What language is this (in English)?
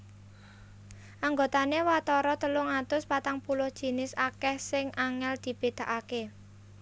Javanese